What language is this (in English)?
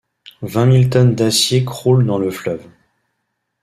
French